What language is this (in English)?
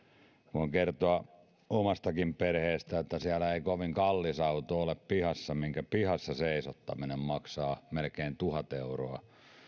Finnish